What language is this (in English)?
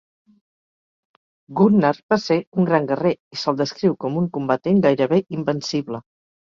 Catalan